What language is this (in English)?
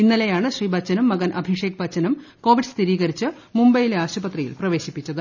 Malayalam